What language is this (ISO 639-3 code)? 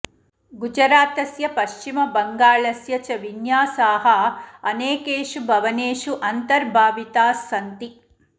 san